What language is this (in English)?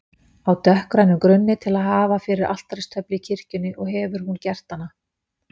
Icelandic